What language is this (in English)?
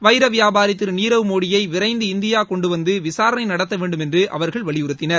Tamil